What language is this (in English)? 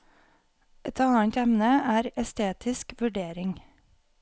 Norwegian